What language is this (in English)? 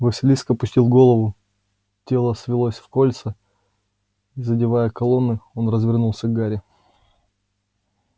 Russian